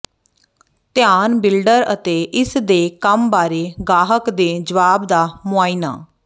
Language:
Punjabi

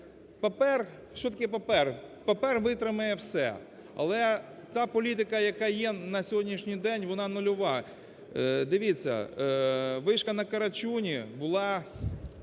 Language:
Ukrainian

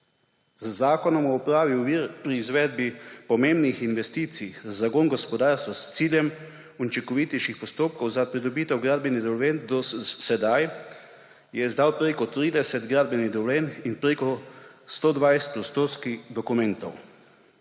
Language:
Slovenian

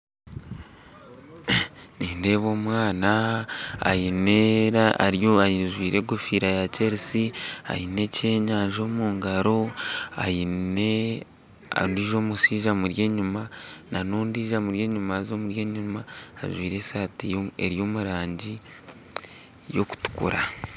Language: Nyankole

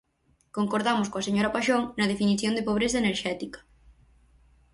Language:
Galician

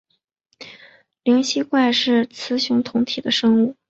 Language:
Chinese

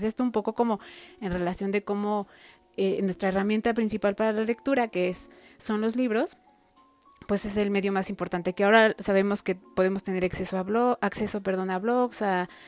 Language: Spanish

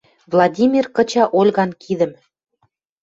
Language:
Western Mari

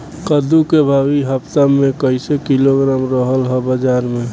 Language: Bhojpuri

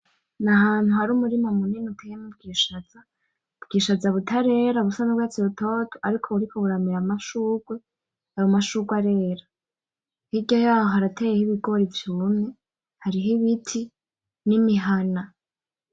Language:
Rundi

